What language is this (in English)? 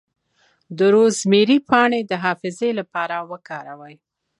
Pashto